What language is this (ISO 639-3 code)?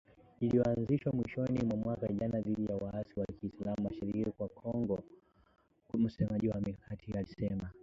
swa